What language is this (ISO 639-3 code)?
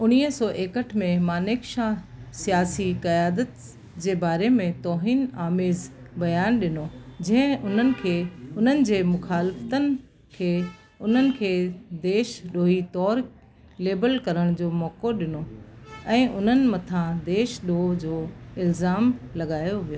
snd